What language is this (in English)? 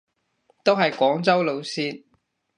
Cantonese